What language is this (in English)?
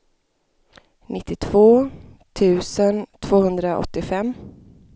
Swedish